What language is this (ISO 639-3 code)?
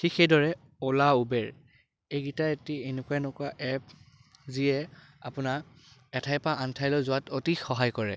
asm